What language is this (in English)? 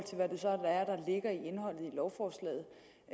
Danish